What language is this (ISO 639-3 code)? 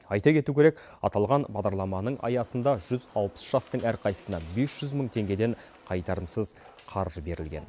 kaz